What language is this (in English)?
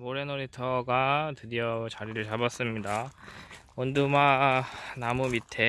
Korean